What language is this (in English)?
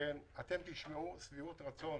Hebrew